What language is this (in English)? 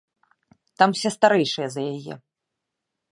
Belarusian